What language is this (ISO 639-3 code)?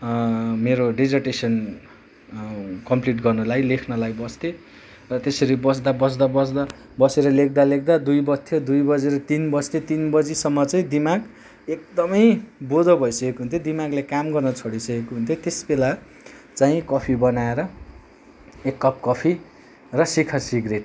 nep